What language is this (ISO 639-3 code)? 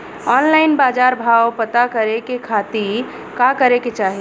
bho